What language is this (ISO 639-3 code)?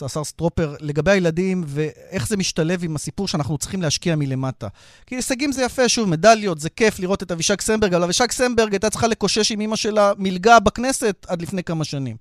heb